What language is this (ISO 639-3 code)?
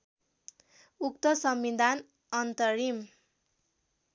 nep